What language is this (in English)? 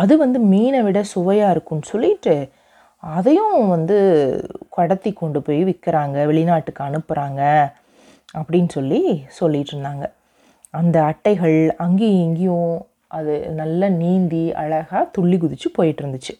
Tamil